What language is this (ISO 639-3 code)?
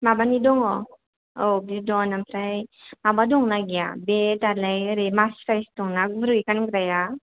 brx